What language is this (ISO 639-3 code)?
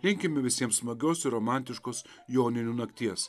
lit